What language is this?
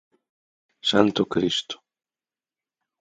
Galician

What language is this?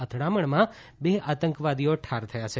Gujarati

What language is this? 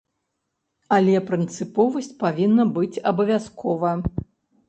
Belarusian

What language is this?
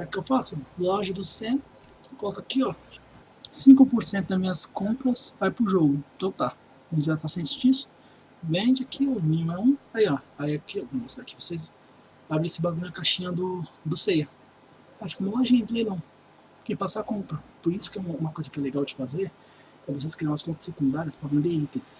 Portuguese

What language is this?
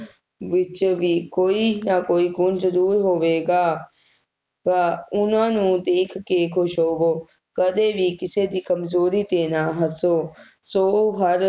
Punjabi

